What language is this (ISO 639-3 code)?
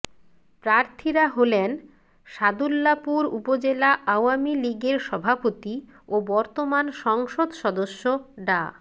ben